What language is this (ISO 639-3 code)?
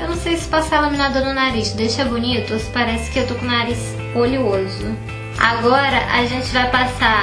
por